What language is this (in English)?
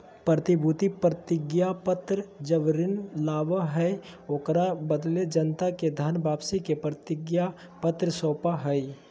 Magahi